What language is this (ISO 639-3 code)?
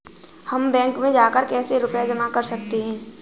hin